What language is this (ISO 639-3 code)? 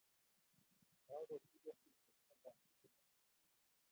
kln